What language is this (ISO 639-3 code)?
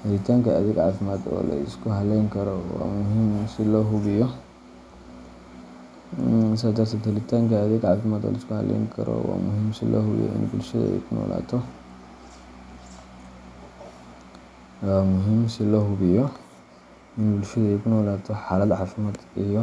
som